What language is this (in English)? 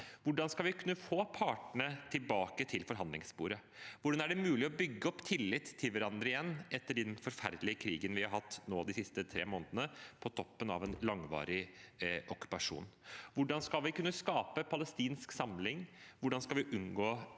Norwegian